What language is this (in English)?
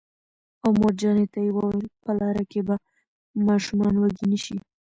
Pashto